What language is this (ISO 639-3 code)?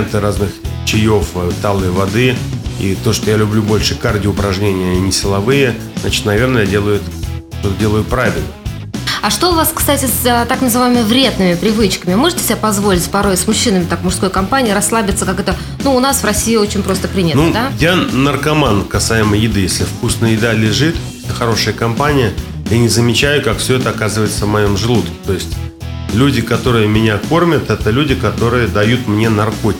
rus